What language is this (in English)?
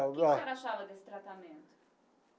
Portuguese